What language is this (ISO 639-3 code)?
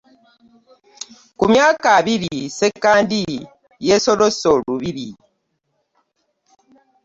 lug